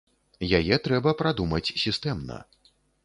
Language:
Belarusian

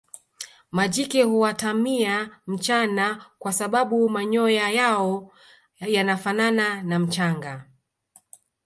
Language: Swahili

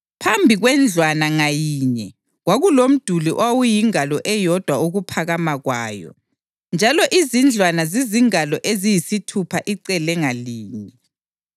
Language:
North Ndebele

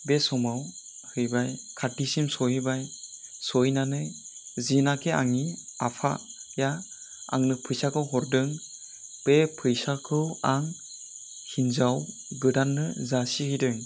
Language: Bodo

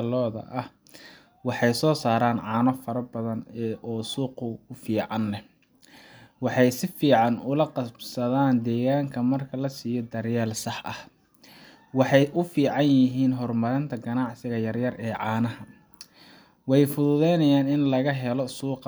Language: Somali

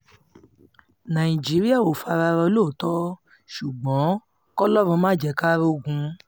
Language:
Yoruba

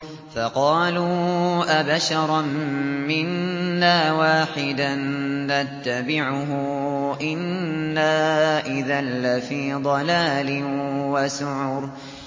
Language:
Arabic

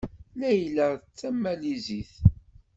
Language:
Kabyle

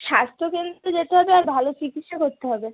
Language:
Bangla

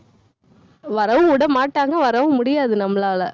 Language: Tamil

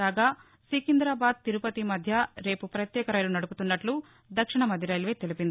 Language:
Telugu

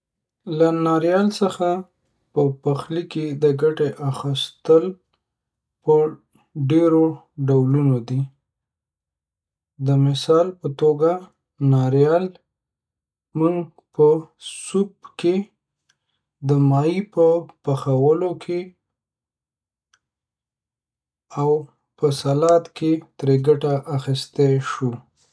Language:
Pashto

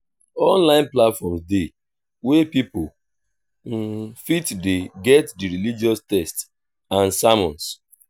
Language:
Nigerian Pidgin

